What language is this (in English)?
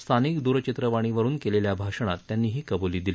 Marathi